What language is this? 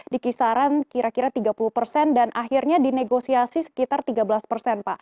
Indonesian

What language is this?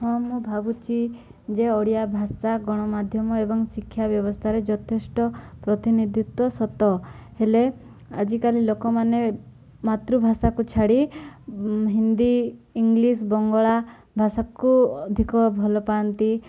Odia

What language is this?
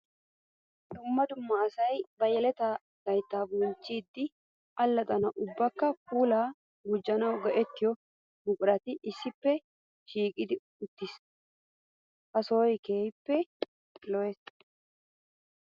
Wolaytta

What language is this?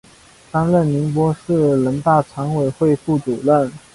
Chinese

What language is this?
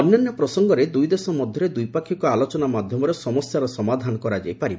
Odia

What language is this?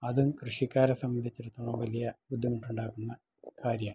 Malayalam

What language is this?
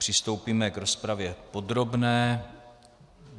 Czech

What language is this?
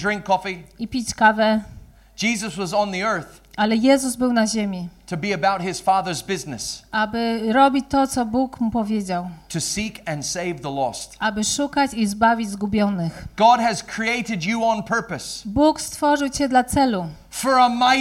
Polish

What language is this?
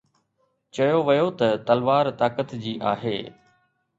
Sindhi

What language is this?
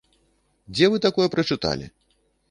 Belarusian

